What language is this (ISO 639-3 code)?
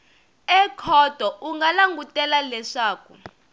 tso